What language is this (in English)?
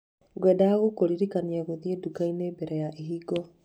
Kikuyu